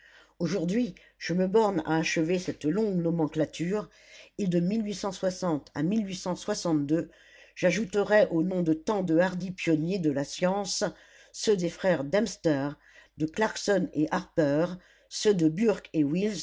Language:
French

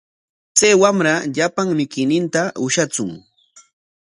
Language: Corongo Ancash Quechua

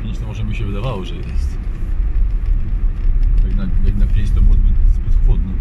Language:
Polish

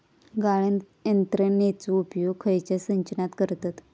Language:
Marathi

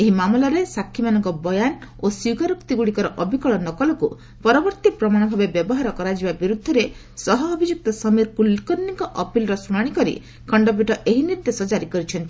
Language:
Odia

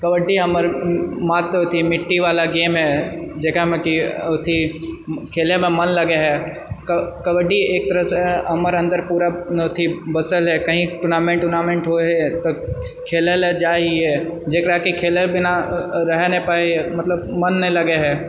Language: Maithili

